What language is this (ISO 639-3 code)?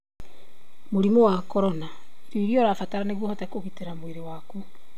kik